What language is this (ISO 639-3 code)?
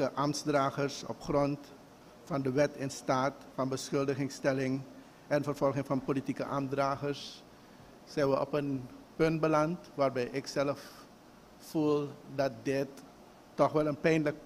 nld